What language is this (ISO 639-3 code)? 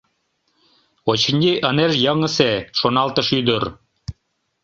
chm